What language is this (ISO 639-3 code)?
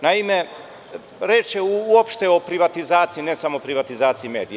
srp